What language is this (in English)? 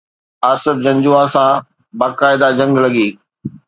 Sindhi